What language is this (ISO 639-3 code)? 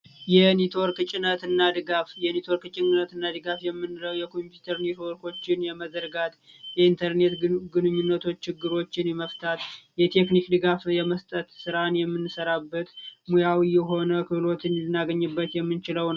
amh